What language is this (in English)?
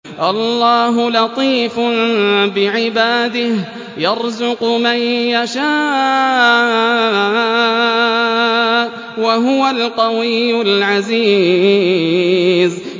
Arabic